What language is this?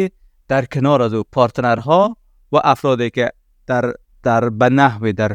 Persian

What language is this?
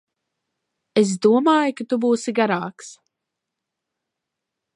Latvian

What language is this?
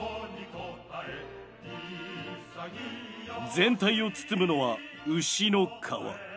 Japanese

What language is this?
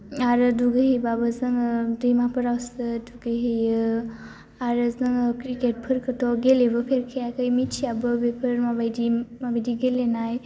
Bodo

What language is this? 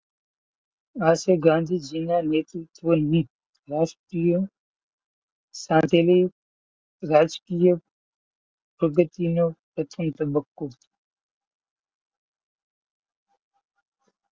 Gujarati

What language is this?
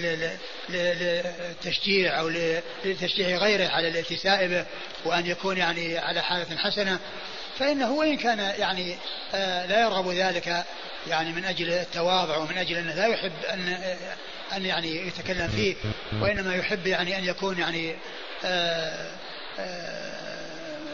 Arabic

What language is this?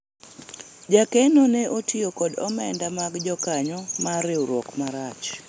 Luo (Kenya and Tanzania)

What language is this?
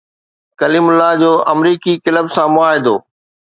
Sindhi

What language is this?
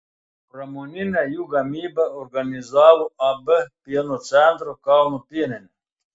Lithuanian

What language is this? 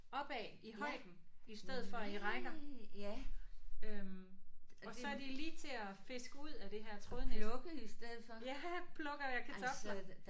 Danish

